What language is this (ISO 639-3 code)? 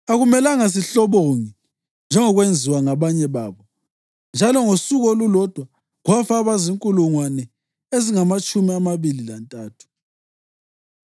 nde